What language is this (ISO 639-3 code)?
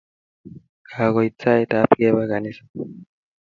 kln